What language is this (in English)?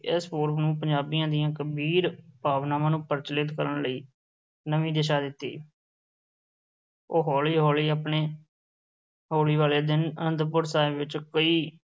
Punjabi